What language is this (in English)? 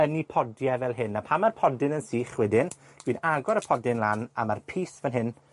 Welsh